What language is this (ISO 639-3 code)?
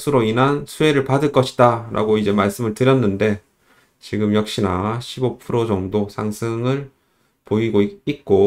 kor